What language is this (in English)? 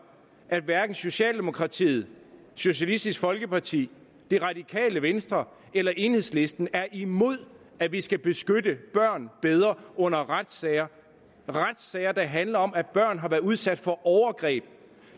Danish